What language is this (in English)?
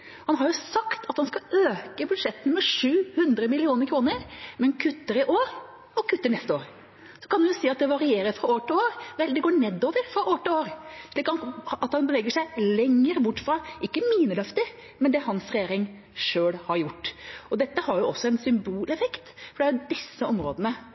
Norwegian Bokmål